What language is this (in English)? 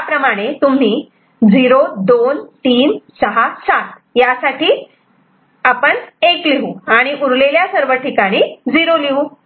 Marathi